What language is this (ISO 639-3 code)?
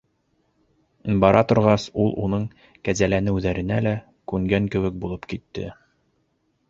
bak